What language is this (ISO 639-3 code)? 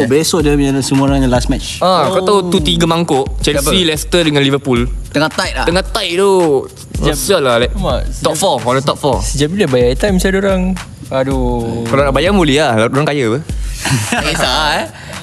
msa